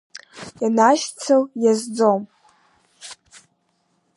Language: Abkhazian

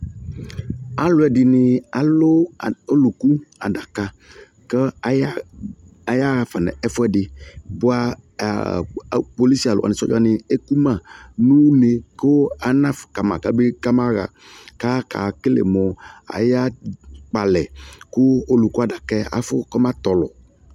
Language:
Ikposo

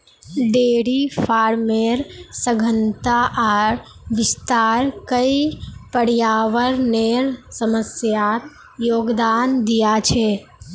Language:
Magahi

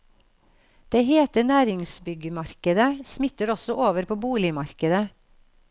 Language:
Norwegian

